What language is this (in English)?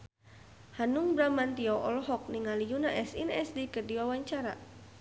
Sundanese